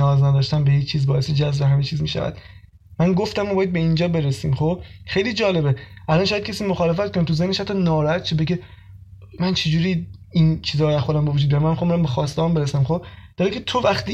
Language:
Persian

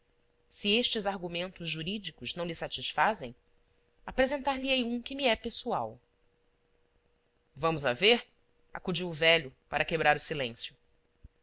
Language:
Portuguese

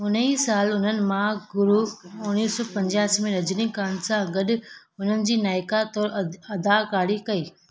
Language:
Sindhi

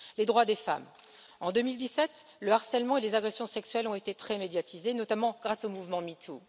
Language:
French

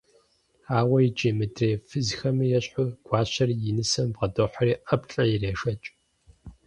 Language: Kabardian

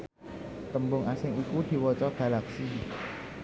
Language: Javanese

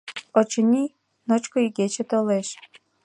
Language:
Mari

